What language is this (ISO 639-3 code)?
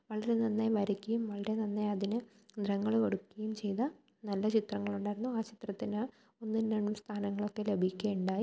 mal